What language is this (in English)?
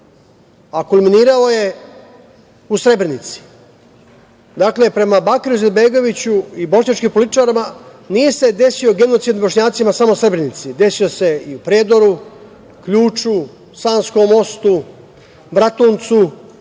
Serbian